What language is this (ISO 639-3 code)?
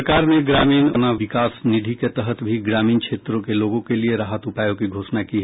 hin